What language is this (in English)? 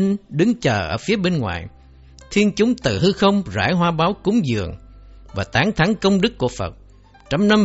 Vietnamese